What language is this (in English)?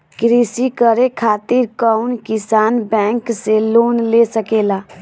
Bhojpuri